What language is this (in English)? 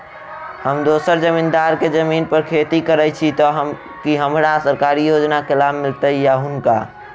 Maithili